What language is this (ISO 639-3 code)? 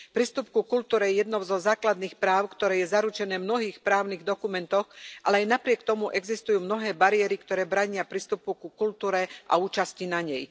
slk